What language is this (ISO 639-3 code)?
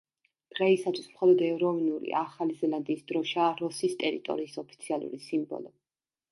kat